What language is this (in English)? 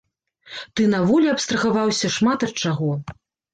Belarusian